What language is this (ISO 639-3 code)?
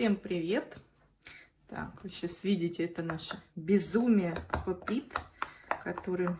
rus